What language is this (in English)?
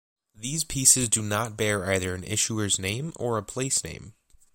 English